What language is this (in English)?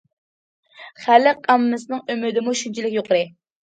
Uyghur